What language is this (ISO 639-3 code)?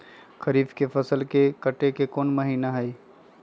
mag